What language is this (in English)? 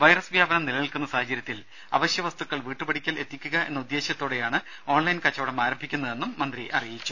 Malayalam